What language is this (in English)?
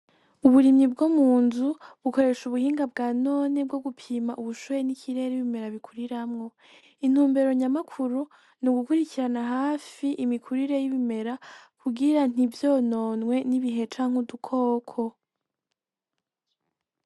Rundi